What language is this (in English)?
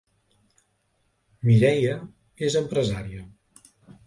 Catalan